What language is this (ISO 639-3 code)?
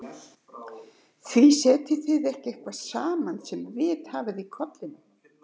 isl